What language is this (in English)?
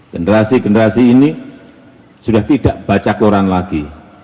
Indonesian